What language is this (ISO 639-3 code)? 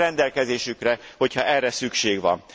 hun